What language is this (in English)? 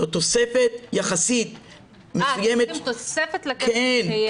Hebrew